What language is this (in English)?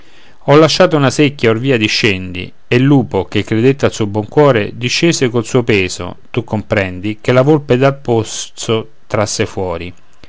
Italian